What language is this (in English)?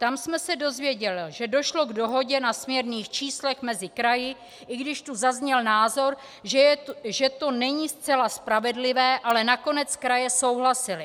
Czech